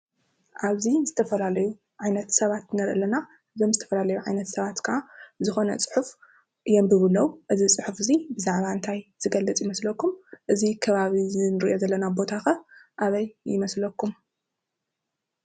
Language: Tigrinya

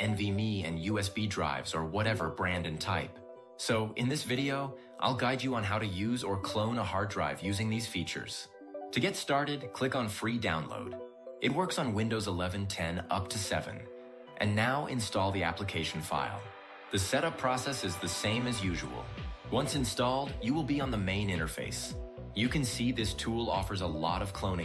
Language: English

